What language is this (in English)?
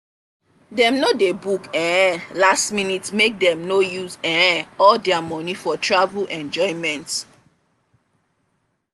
Nigerian Pidgin